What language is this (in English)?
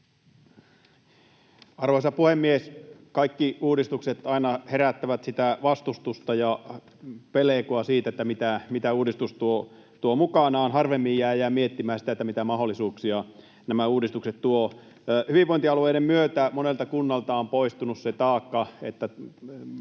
Finnish